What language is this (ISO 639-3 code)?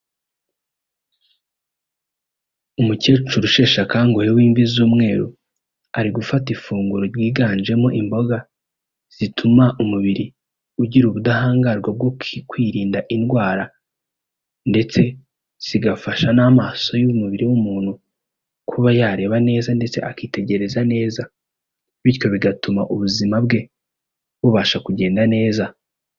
kin